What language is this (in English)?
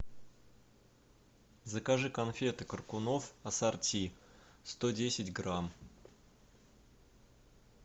Russian